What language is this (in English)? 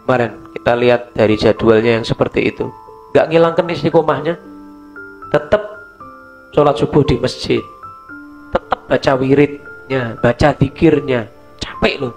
Indonesian